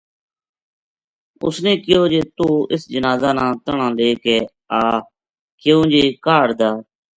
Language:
Gujari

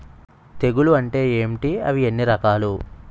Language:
Telugu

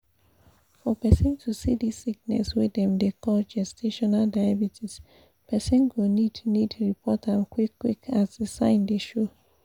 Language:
Nigerian Pidgin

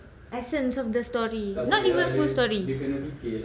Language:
English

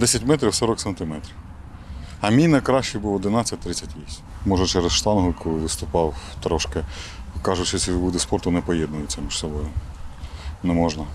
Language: Ukrainian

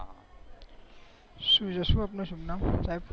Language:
Gujarati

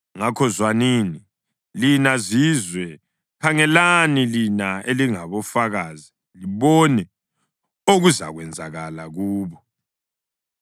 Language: North Ndebele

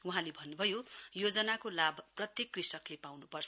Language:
Nepali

